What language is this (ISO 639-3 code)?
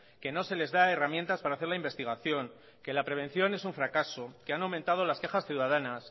spa